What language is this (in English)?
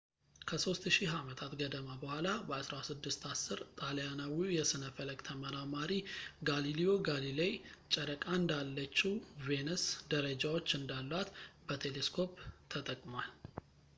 Amharic